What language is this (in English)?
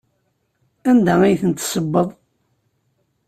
Kabyle